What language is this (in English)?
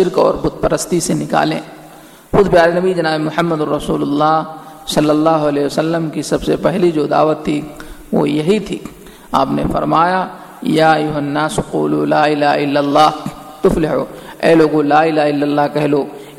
Urdu